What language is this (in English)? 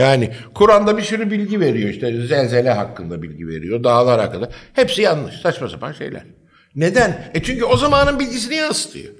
Turkish